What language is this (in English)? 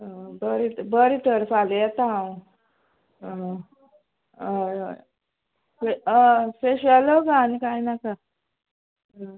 Konkani